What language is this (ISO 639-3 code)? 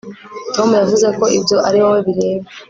kin